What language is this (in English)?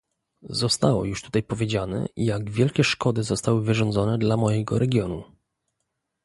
Polish